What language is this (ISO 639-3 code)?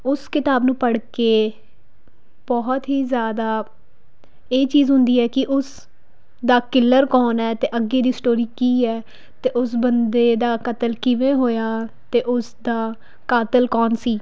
pan